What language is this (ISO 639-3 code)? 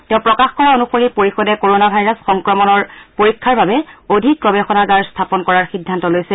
asm